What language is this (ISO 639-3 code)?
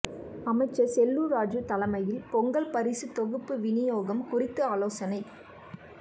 tam